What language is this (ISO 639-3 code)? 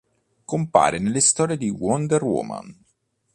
ita